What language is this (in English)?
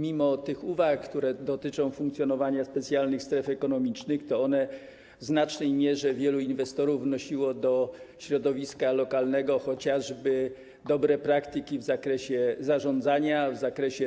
Polish